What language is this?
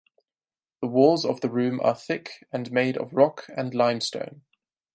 English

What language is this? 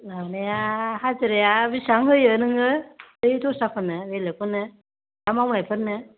Bodo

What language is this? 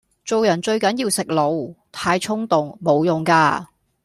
Cantonese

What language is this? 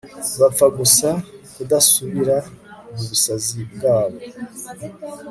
Kinyarwanda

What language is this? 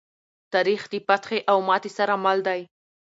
Pashto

